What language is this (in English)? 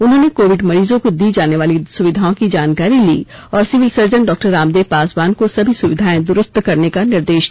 Hindi